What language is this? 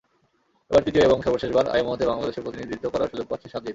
Bangla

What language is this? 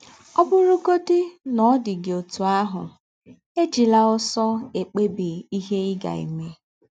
Igbo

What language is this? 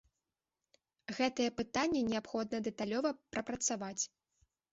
Belarusian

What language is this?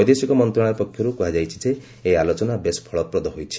Odia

